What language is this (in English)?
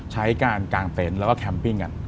Thai